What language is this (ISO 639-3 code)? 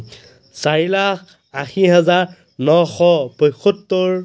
asm